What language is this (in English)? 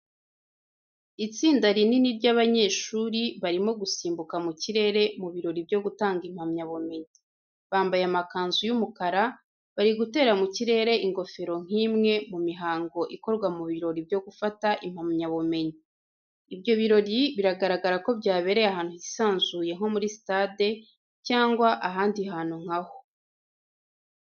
Kinyarwanda